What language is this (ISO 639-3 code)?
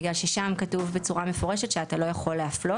heb